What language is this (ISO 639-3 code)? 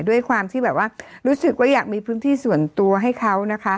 tha